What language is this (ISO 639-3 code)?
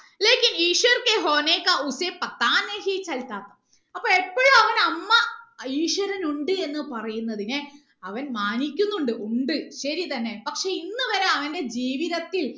mal